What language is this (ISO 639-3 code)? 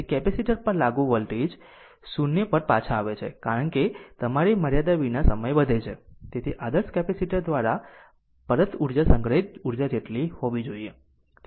guj